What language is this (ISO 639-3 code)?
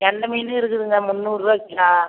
tam